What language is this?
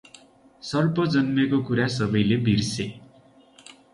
Nepali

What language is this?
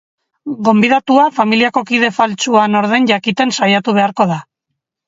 Basque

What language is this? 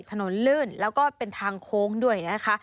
Thai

